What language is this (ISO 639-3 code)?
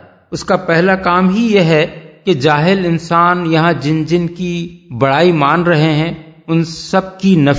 urd